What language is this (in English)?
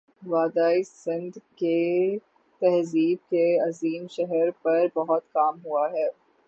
Urdu